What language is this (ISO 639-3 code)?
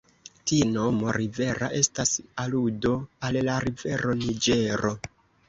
epo